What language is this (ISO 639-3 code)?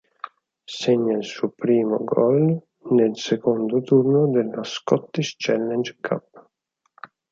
ita